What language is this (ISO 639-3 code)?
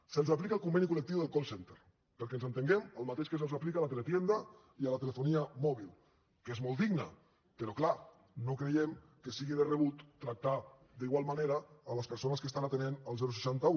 cat